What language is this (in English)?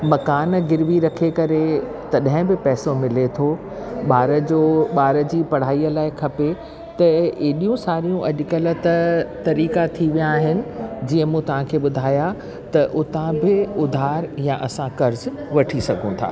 Sindhi